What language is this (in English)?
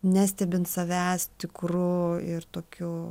Lithuanian